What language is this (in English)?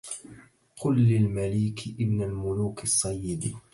Arabic